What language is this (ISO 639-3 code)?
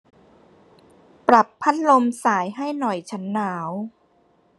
tha